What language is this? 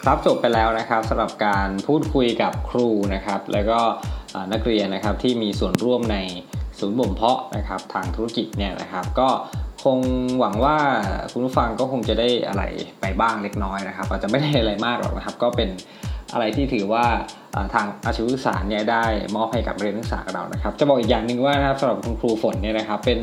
Thai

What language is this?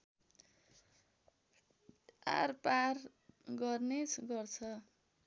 Nepali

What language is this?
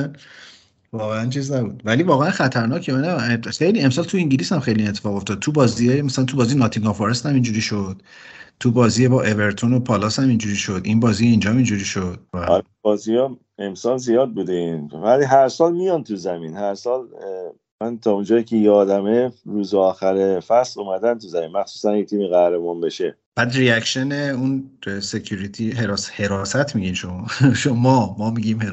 Persian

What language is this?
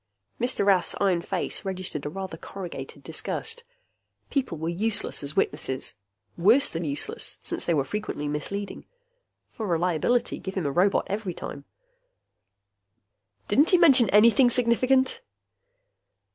English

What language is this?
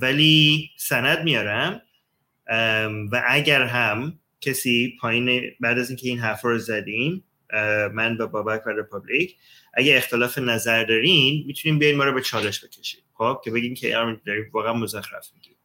Persian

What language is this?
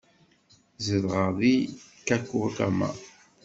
Kabyle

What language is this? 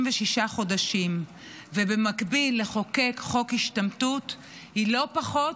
Hebrew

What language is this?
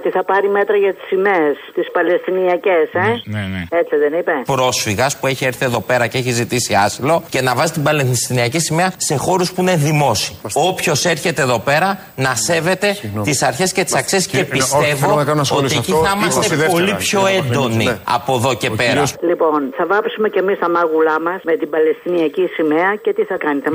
Greek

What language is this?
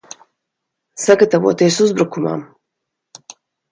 Latvian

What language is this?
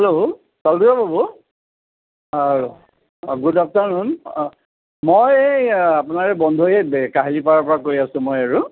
Assamese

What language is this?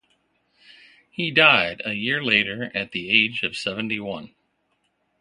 English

